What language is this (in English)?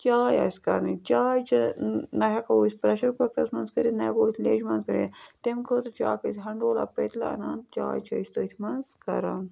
Kashmiri